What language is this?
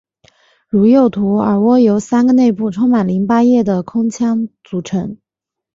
Chinese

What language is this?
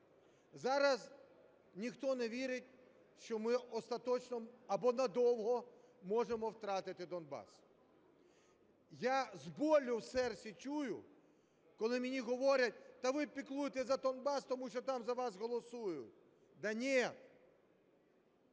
Ukrainian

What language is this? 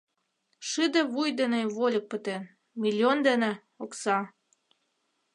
Mari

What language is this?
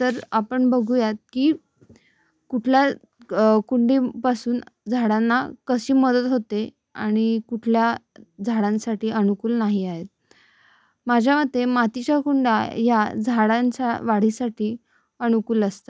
Marathi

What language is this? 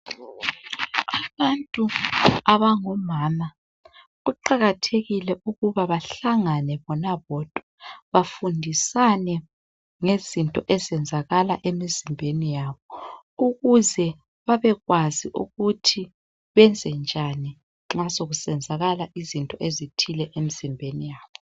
North Ndebele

